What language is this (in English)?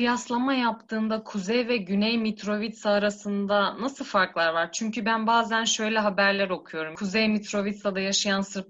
Turkish